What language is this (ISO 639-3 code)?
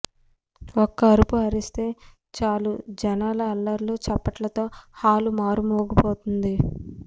tel